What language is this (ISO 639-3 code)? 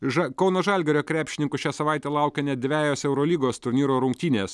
lit